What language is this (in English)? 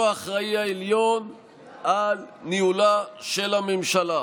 Hebrew